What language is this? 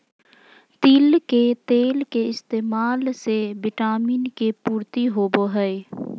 Magahi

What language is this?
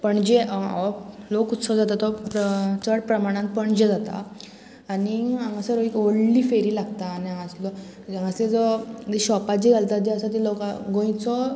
Konkani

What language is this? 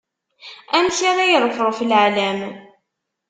Kabyle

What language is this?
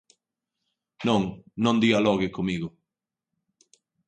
Galician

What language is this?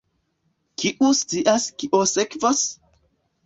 Esperanto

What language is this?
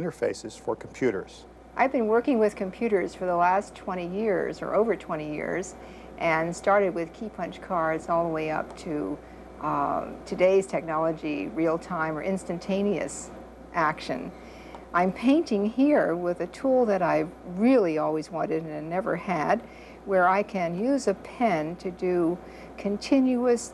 English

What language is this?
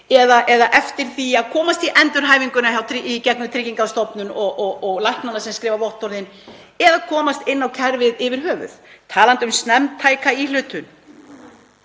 Icelandic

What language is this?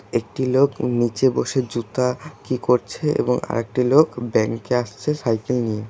Bangla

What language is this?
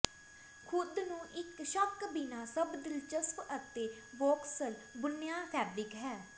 Punjabi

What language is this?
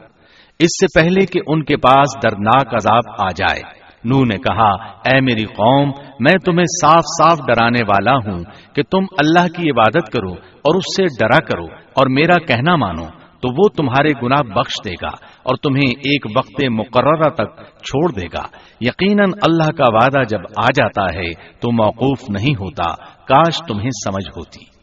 Urdu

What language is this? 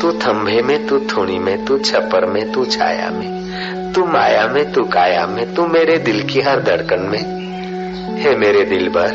Hindi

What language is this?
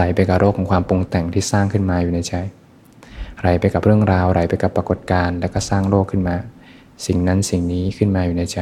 Thai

